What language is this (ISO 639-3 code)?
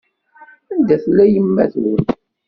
kab